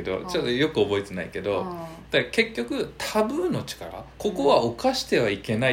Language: Japanese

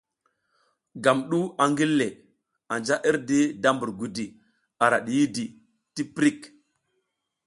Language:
South Giziga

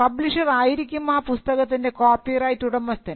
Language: Malayalam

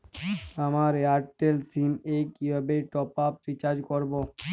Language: Bangla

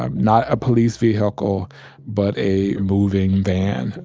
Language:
English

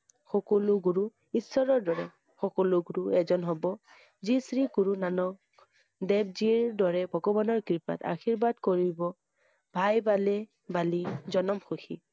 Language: Assamese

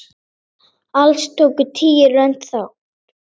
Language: Icelandic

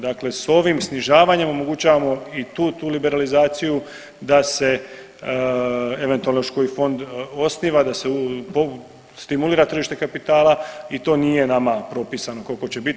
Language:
Croatian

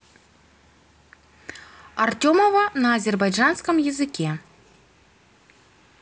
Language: Russian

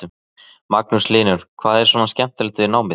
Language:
Icelandic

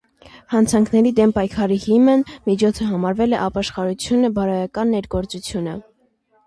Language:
Armenian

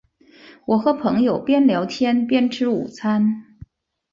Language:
Chinese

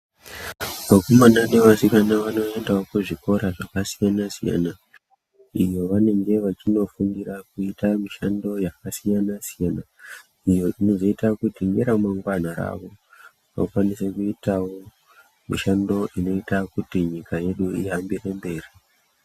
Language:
Ndau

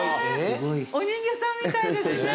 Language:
Japanese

